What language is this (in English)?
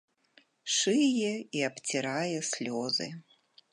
Belarusian